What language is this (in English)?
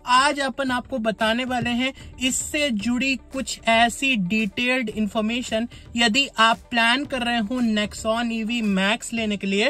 Hindi